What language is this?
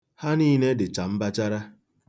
Igbo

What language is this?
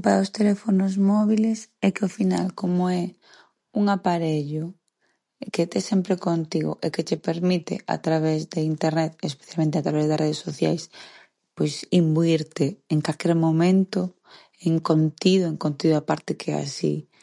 Galician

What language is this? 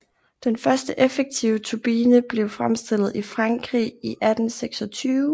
Danish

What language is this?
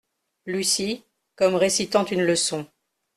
French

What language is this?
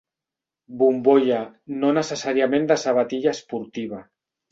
Catalan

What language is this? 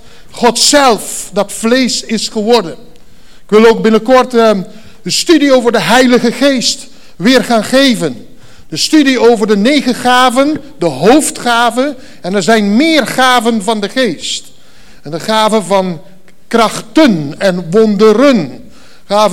Dutch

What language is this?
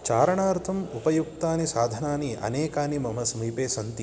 Sanskrit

